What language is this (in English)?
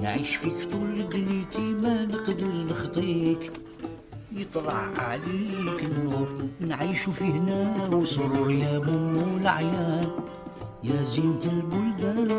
Arabic